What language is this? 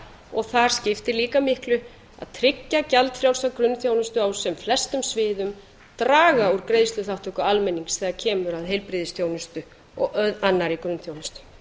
Icelandic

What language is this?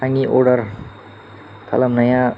Bodo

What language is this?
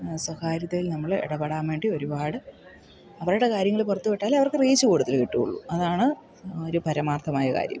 Malayalam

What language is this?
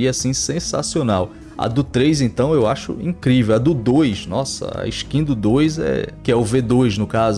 Portuguese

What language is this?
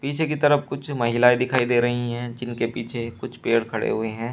Hindi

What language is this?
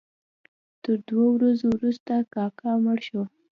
Pashto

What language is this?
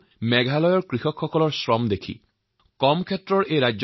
Assamese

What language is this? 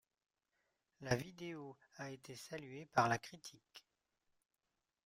French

